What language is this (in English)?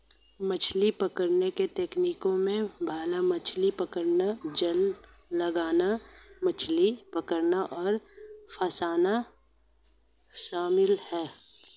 Hindi